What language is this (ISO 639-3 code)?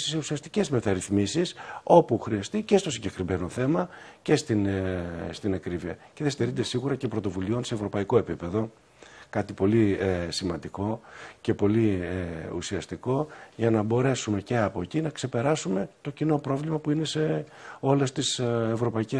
ell